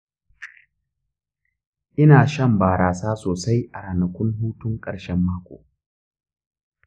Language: Hausa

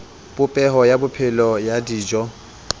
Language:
Southern Sotho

